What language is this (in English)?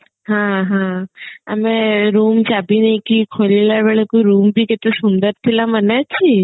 Odia